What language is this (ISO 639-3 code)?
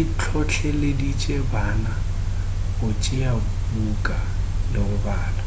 nso